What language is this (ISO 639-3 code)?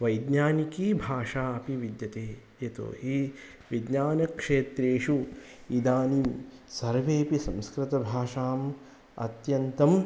san